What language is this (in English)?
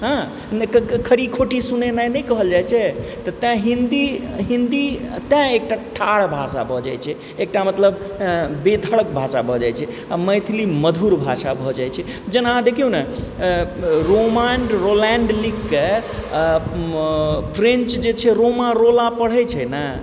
Maithili